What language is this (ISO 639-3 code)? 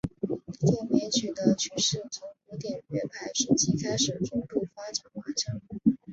zho